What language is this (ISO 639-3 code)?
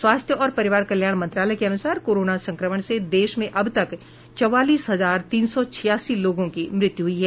hin